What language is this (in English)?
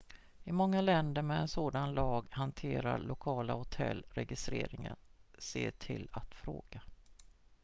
Swedish